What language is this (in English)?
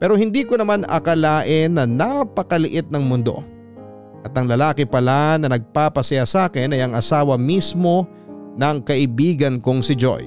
Filipino